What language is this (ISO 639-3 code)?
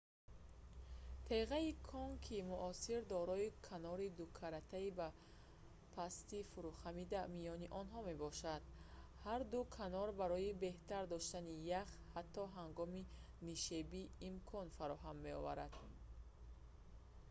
tgk